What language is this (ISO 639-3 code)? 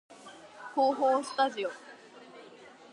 jpn